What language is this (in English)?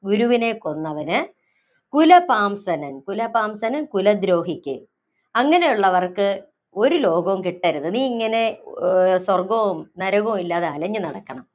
Malayalam